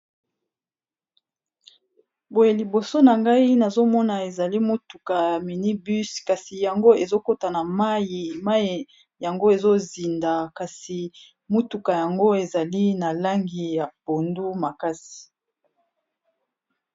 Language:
Lingala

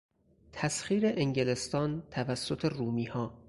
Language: Persian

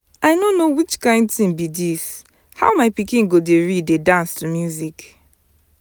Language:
Nigerian Pidgin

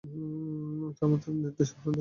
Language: Bangla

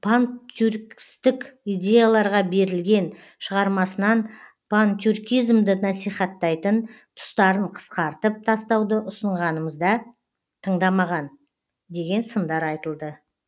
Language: Kazakh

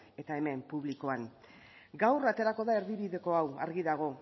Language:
Basque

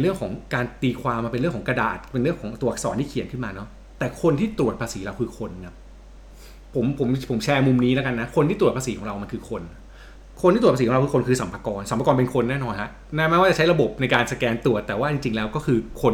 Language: Thai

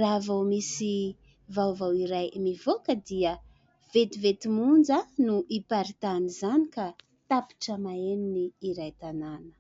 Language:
Malagasy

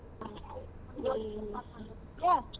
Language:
Kannada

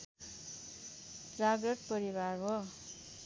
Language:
Nepali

